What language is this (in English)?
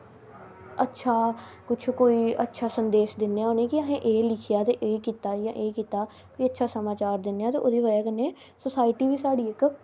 Dogri